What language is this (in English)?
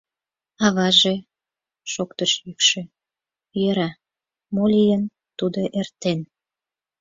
Mari